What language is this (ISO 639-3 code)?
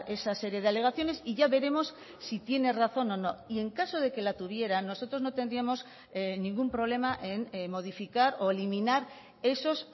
spa